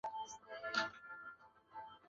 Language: Chinese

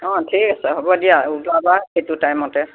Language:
Assamese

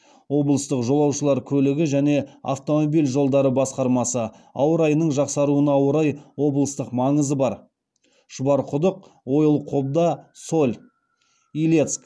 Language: Kazakh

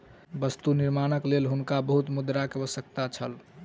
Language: Maithili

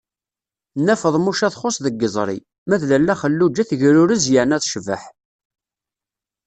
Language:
Kabyle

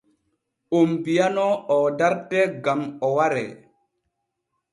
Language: Borgu Fulfulde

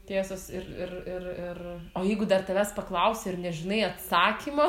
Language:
Lithuanian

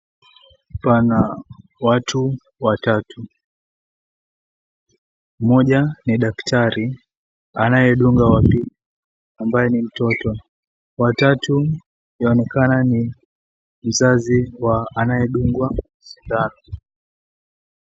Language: Swahili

